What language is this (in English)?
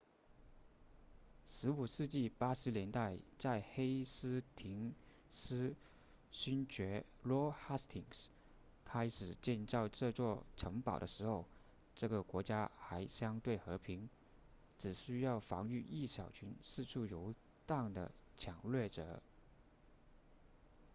Chinese